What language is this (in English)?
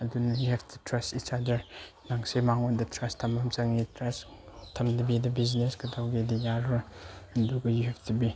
Manipuri